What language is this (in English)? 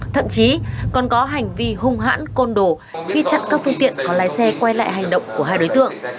Vietnamese